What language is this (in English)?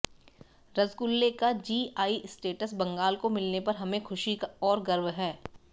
Hindi